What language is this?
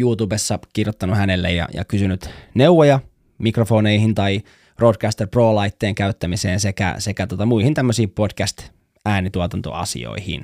Finnish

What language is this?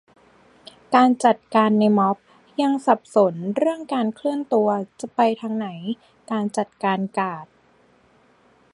Thai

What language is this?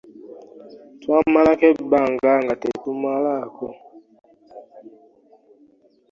Ganda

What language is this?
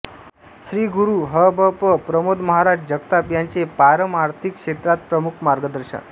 Marathi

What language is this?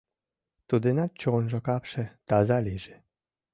Mari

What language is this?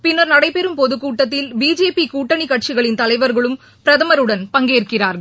Tamil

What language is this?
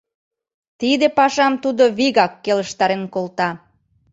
Mari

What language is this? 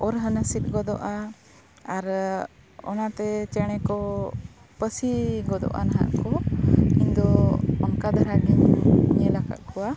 Santali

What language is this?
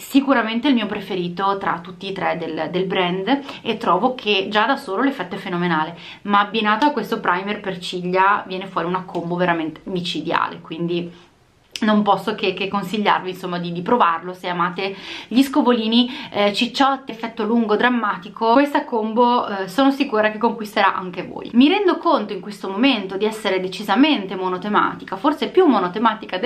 Italian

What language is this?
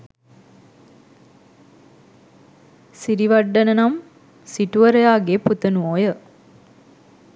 Sinhala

